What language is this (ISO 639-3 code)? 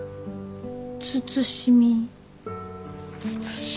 jpn